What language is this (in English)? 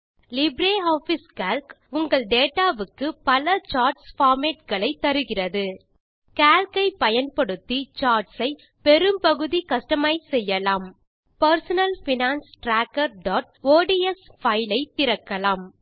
Tamil